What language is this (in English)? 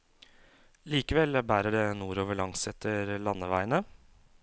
Norwegian